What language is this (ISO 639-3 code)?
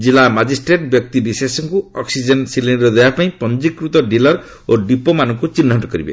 ori